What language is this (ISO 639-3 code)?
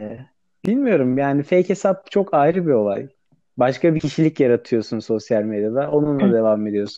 tur